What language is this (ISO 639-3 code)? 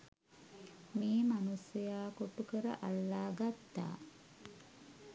sin